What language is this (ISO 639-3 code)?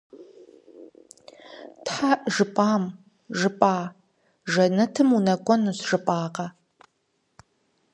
kbd